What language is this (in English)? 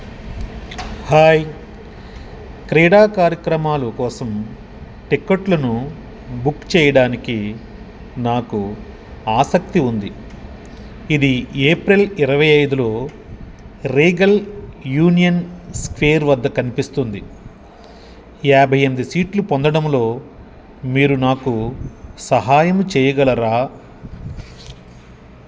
Telugu